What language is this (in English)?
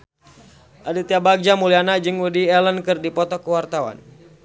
Sundanese